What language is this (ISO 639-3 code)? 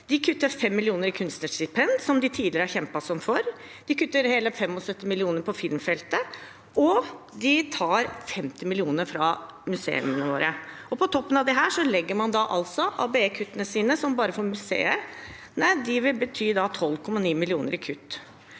nor